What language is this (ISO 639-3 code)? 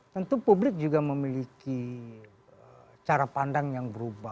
ind